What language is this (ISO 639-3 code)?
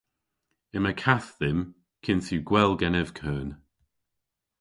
cor